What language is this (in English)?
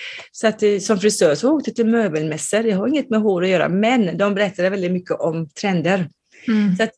Swedish